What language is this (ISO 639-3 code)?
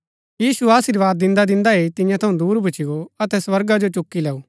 gbk